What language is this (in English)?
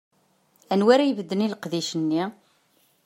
Kabyle